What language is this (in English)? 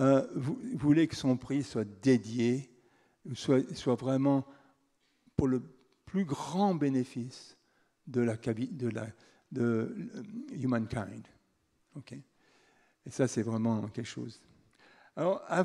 French